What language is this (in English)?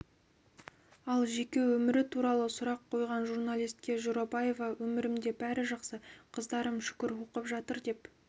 Kazakh